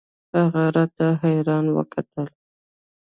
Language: Pashto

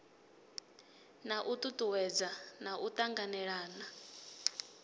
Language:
Venda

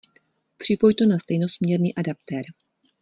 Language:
Czech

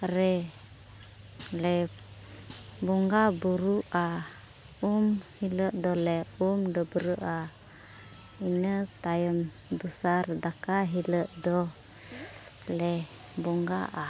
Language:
Santali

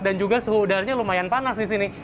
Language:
Indonesian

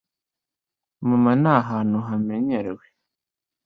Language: Kinyarwanda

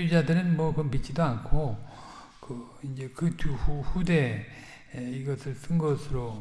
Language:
Korean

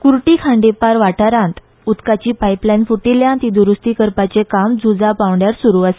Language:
Konkani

